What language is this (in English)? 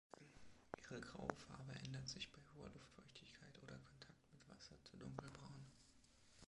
German